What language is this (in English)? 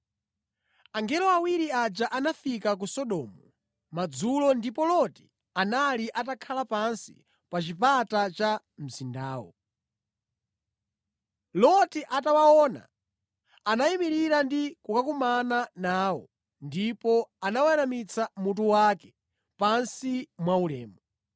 Nyanja